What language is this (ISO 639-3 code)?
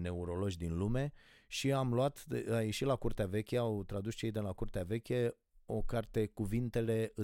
ron